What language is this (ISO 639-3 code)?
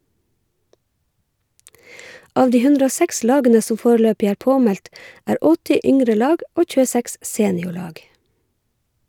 nor